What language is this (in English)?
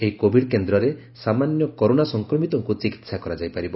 Odia